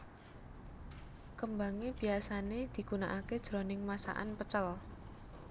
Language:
Javanese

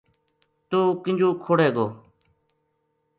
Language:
Gujari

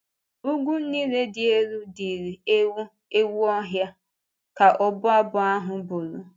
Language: Igbo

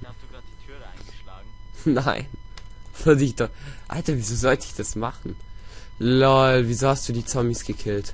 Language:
German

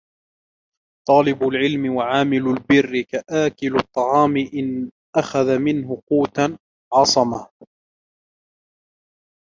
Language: Arabic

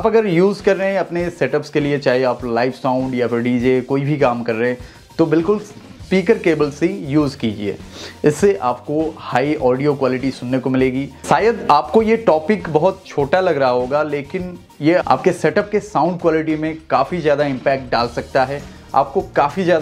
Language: Hindi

